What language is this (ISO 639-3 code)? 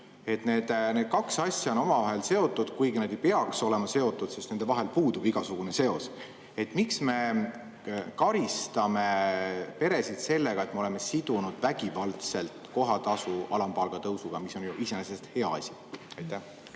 est